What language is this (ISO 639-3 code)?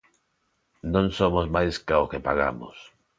glg